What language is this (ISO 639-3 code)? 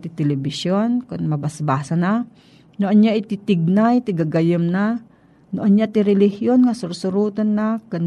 fil